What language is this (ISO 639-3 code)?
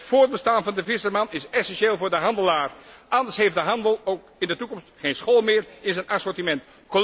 nld